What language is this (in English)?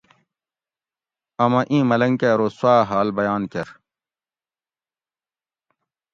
Gawri